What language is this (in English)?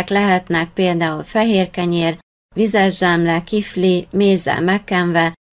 Hungarian